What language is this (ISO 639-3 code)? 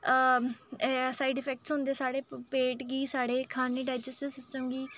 doi